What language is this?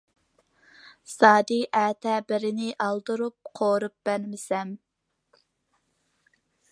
Uyghur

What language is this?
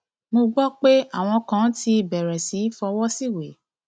Yoruba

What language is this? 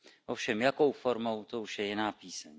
Czech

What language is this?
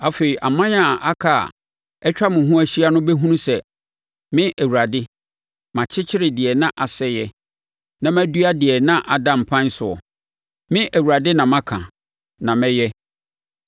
Akan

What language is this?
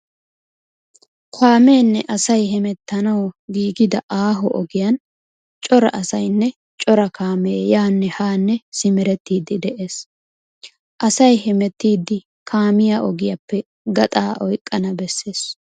Wolaytta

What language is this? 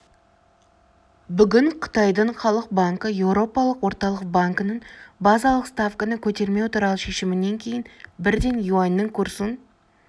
Kazakh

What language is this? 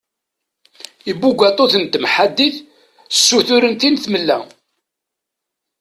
Kabyle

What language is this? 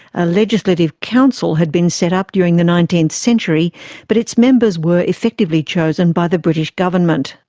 English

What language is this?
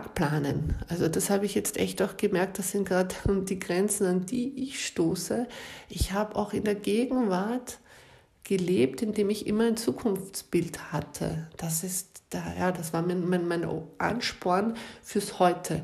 German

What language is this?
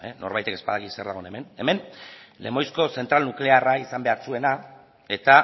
Basque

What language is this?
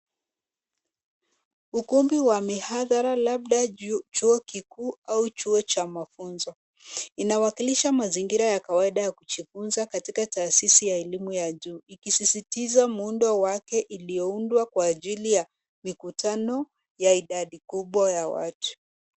Swahili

